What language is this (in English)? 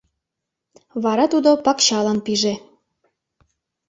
Mari